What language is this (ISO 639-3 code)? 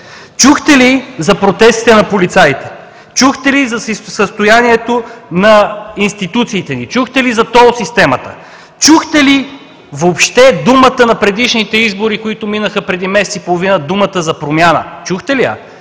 bul